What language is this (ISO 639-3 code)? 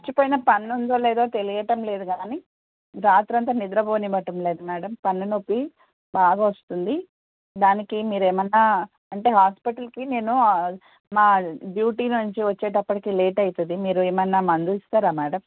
tel